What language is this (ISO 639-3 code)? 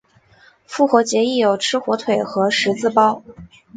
zho